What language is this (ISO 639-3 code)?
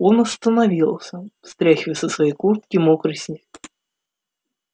rus